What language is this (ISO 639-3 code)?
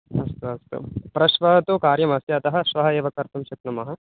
san